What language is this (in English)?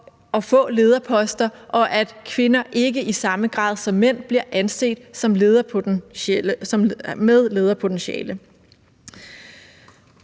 Danish